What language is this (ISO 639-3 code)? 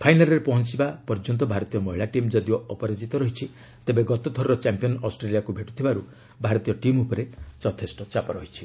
ori